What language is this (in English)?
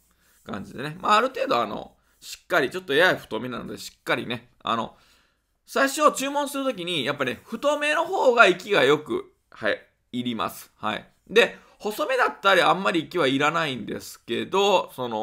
Japanese